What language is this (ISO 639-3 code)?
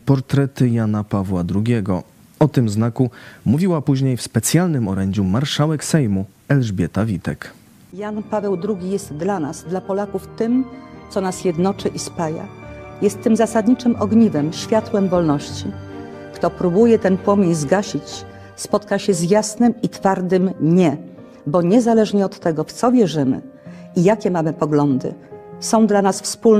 pol